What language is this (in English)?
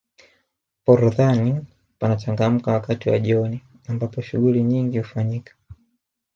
Swahili